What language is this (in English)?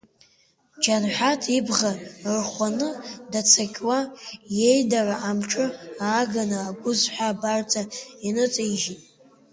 Abkhazian